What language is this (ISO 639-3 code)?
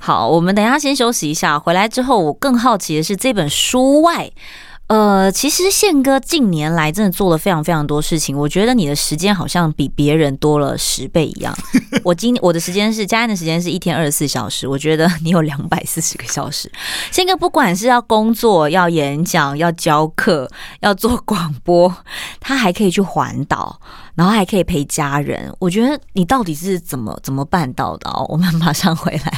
zho